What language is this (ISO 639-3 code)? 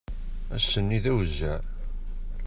kab